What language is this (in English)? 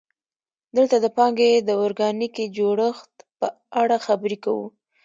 Pashto